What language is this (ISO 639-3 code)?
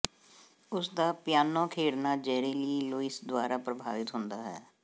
pan